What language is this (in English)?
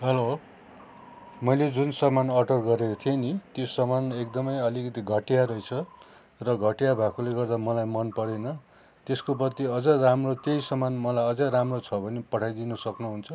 Nepali